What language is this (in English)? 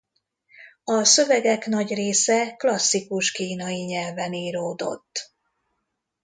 Hungarian